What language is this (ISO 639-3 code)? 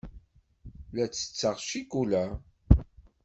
kab